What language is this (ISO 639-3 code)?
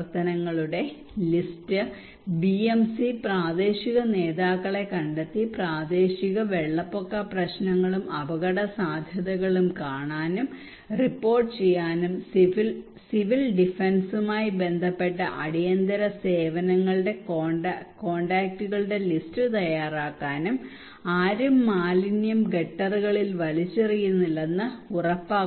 mal